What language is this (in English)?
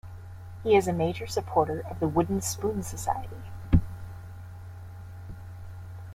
English